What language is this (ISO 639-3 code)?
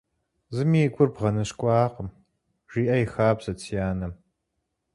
kbd